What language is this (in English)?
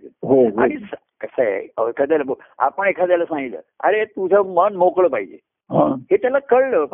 Marathi